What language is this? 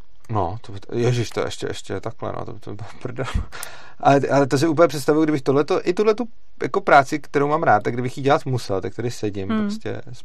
Czech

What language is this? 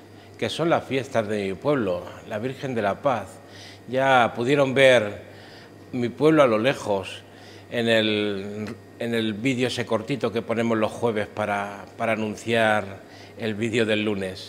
Spanish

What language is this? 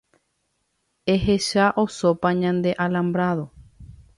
Guarani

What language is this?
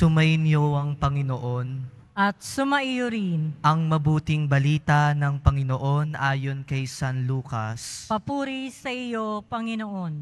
Filipino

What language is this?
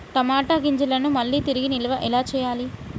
Telugu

